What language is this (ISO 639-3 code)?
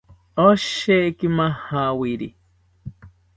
cpy